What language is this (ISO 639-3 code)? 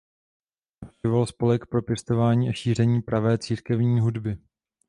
ces